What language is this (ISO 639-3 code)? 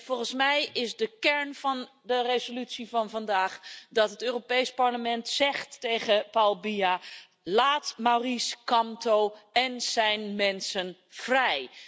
nld